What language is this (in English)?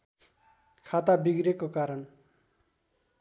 Nepali